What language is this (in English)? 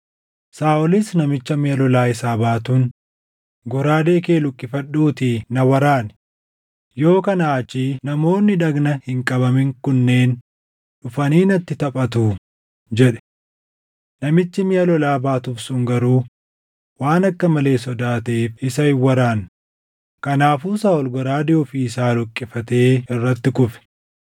Oromo